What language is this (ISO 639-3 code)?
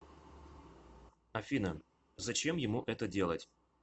rus